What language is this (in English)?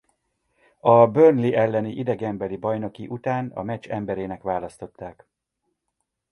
Hungarian